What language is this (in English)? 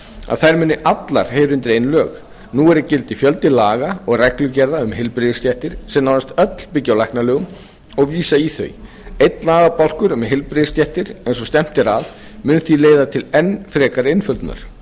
Icelandic